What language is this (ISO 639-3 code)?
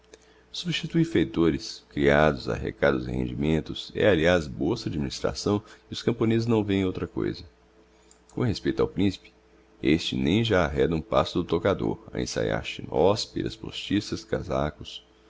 por